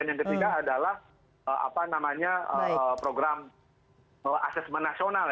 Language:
Indonesian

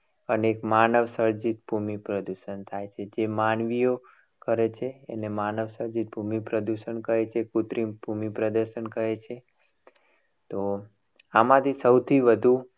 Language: Gujarati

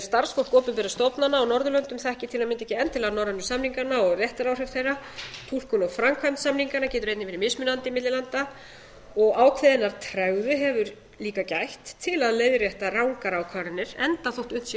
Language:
Icelandic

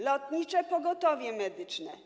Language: Polish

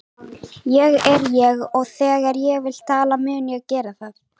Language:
Icelandic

